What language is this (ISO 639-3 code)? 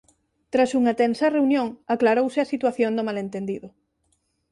glg